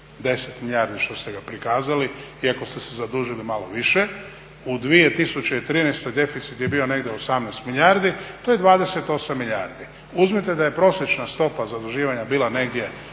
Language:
Croatian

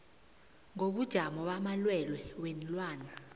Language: South Ndebele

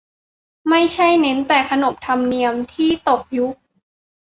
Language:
Thai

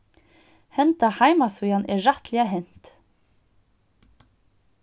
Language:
Faroese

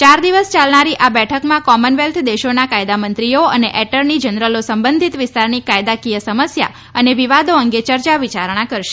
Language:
Gujarati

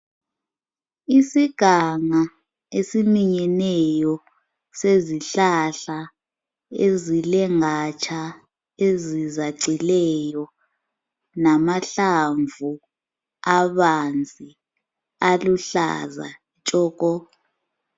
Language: North Ndebele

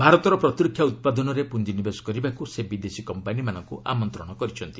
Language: Odia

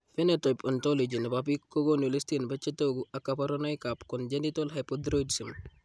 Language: Kalenjin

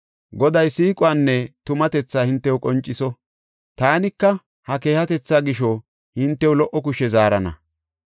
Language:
Gofa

